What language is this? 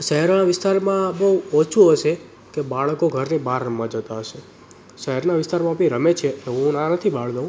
Gujarati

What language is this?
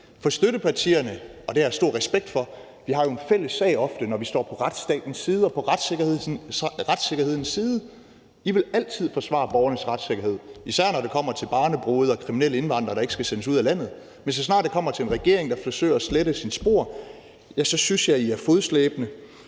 Danish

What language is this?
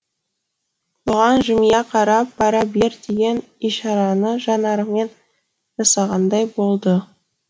Kazakh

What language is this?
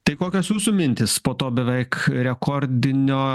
Lithuanian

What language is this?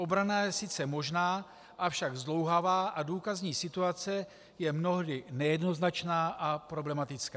Czech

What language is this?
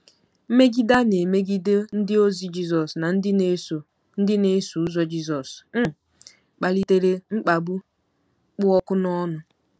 Igbo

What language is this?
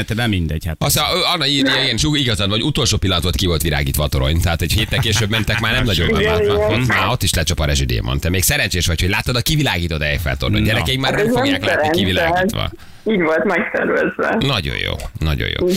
Hungarian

